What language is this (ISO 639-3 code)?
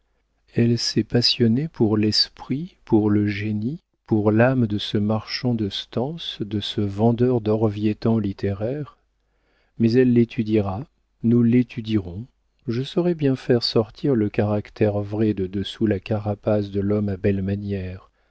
fra